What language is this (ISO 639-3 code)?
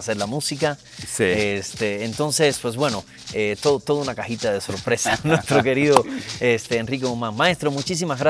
spa